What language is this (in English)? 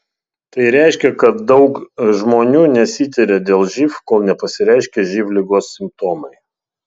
Lithuanian